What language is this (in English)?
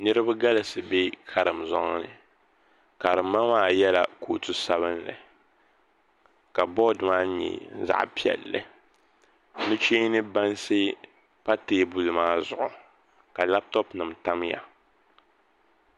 Dagbani